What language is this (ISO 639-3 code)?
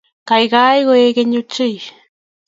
kln